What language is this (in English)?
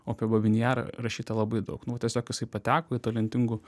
Lithuanian